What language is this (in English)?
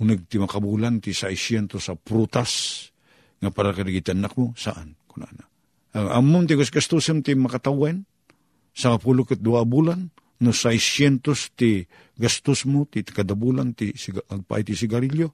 Filipino